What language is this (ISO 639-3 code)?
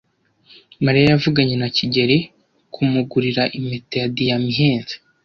kin